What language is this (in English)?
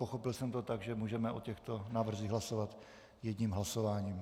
Czech